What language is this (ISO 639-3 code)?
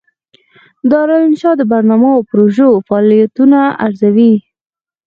pus